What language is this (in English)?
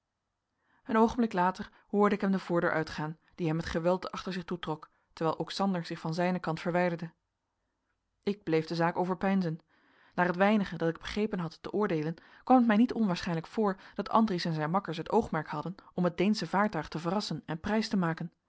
Dutch